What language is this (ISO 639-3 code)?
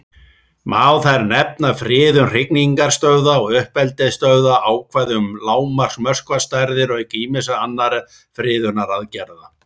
isl